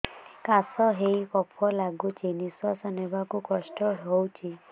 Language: Odia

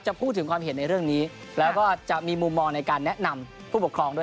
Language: Thai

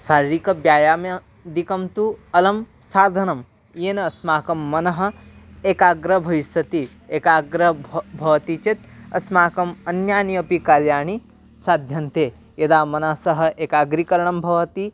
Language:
Sanskrit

